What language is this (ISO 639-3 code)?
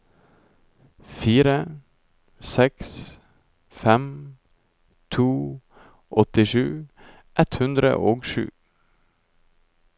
nor